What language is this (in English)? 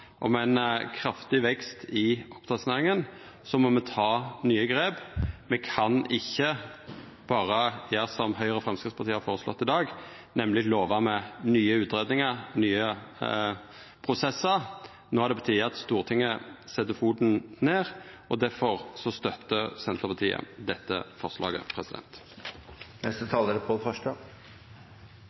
Norwegian Nynorsk